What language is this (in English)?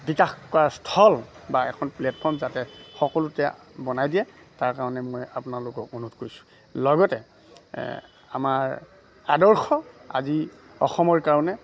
Assamese